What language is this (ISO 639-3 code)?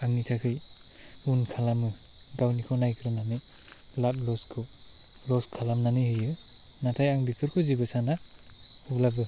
brx